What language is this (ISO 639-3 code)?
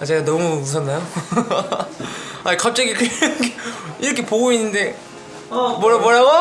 kor